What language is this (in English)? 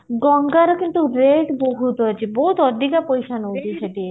Odia